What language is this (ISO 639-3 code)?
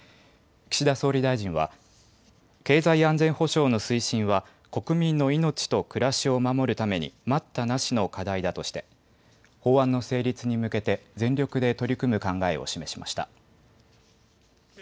jpn